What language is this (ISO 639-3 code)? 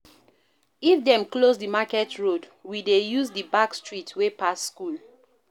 pcm